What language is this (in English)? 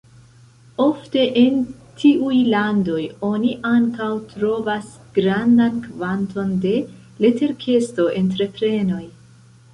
Esperanto